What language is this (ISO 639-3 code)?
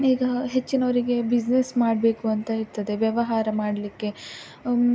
kan